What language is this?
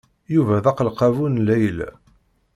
Kabyle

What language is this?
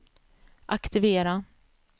Swedish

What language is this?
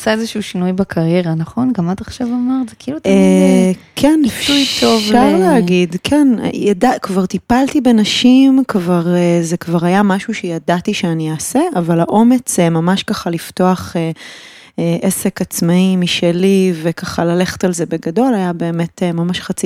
Hebrew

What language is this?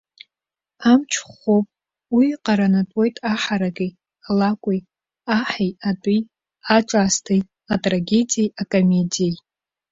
Abkhazian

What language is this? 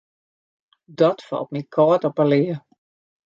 Western Frisian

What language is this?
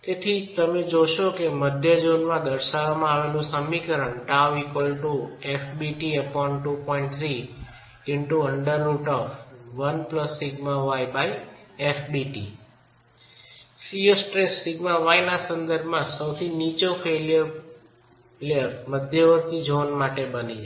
Gujarati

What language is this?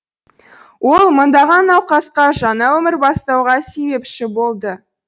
Kazakh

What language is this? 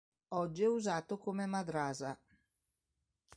Italian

